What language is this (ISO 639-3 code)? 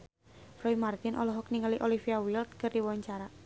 sun